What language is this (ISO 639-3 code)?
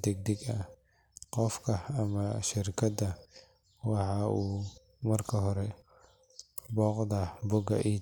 som